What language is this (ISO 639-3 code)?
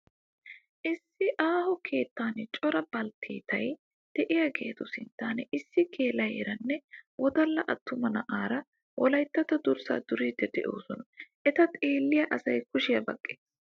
wal